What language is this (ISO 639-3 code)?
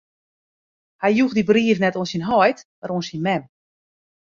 fry